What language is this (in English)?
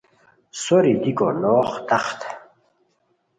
Khowar